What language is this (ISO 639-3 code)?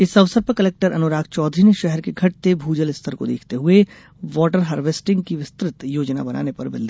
hin